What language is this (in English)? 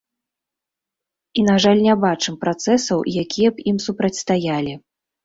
Belarusian